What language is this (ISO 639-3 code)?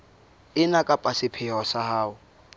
sot